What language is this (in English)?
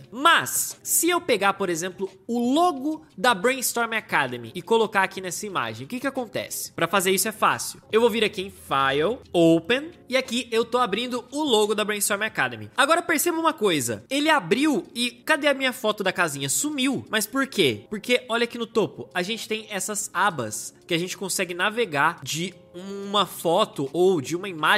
Portuguese